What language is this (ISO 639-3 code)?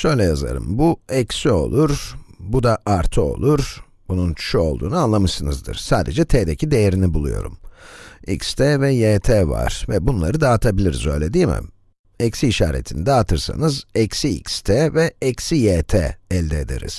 tur